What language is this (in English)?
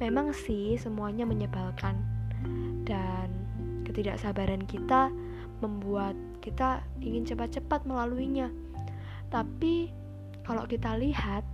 Indonesian